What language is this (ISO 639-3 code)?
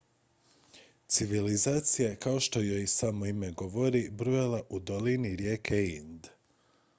hrv